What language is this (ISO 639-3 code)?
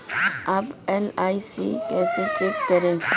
hin